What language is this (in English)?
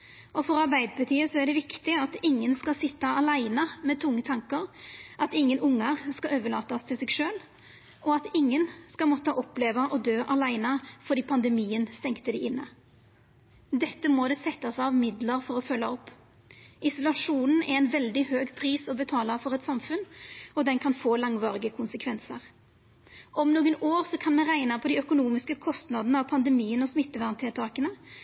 Norwegian Nynorsk